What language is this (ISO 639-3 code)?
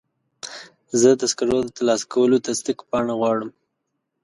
pus